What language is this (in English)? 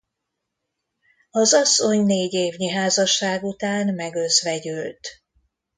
Hungarian